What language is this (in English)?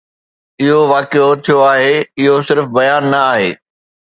Sindhi